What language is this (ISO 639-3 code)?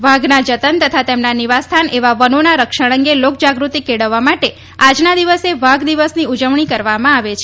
guj